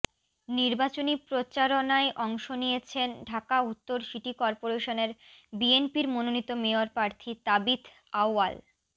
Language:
Bangla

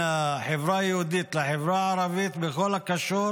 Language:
Hebrew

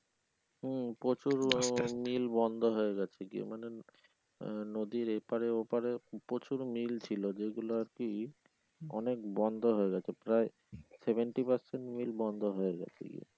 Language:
Bangla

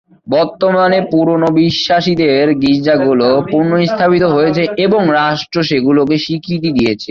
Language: Bangla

